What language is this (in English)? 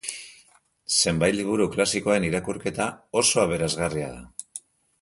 Basque